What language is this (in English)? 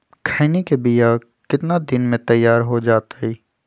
Magahi